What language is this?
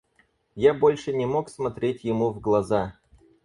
Russian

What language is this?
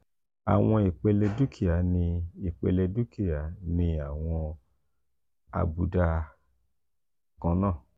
Yoruba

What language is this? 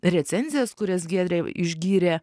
Lithuanian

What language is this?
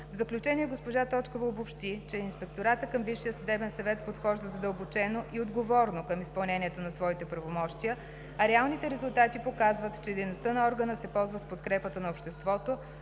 Bulgarian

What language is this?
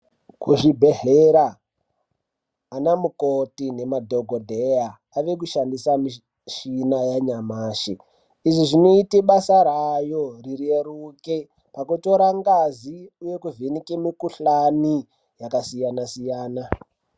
Ndau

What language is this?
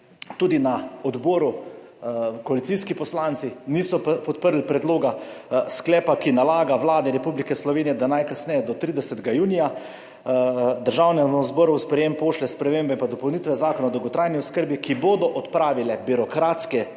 Slovenian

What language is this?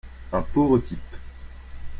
French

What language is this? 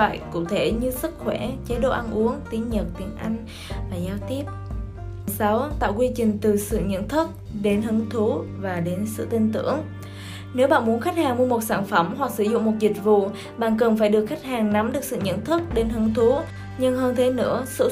Vietnamese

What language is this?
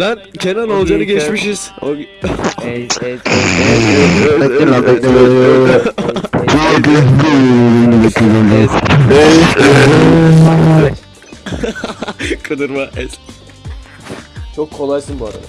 Turkish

